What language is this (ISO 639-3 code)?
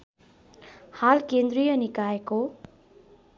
nep